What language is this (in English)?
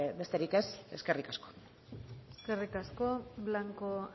Basque